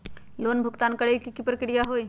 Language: Magahi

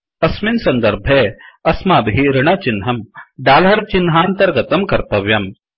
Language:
Sanskrit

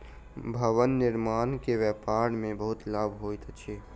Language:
Maithili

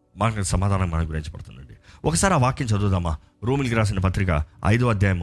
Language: Telugu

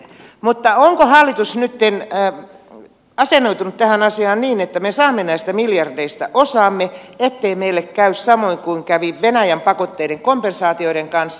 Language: Finnish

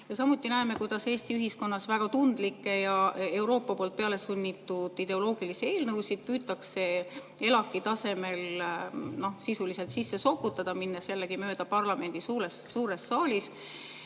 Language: Estonian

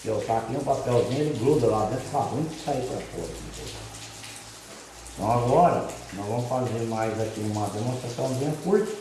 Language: Portuguese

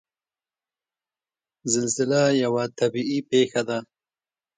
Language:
Pashto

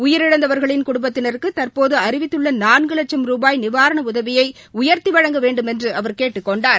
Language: Tamil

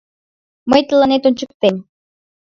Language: Mari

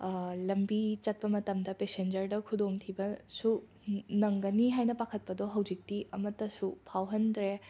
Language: Manipuri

